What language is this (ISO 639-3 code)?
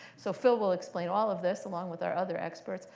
eng